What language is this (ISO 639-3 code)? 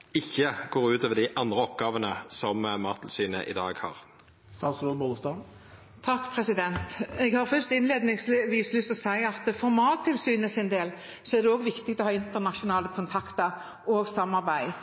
nor